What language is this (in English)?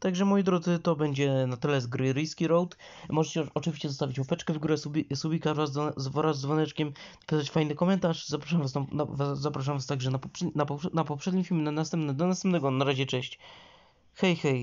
Polish